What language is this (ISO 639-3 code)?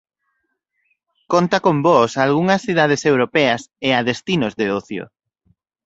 glg